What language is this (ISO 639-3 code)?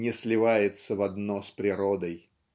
rus